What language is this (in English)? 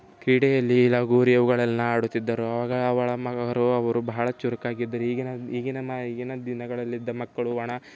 Kannada